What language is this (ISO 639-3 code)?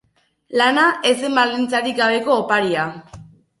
eus